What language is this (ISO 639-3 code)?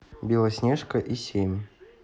rus